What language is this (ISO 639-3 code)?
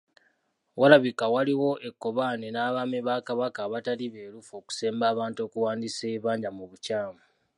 lug